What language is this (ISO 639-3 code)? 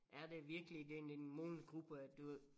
dan